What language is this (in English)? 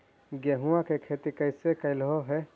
Magahi